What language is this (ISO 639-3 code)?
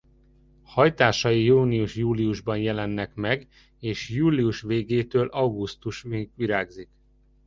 hun